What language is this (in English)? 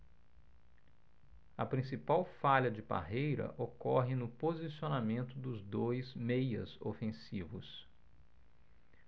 Portuguese